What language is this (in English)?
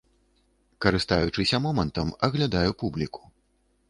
Belarusian